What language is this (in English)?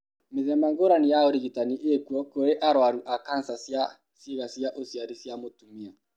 Kikuyu